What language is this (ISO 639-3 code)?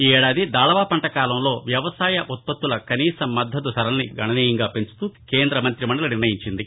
tel